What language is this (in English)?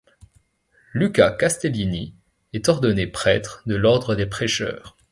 French